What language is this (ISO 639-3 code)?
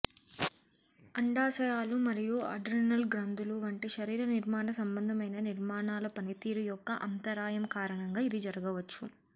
tel